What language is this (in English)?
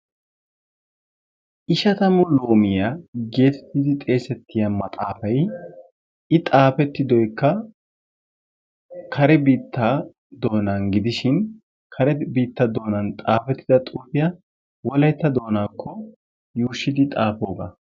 Wolaytta